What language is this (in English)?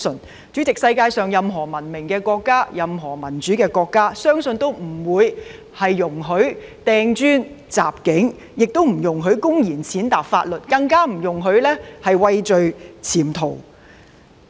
Cantonese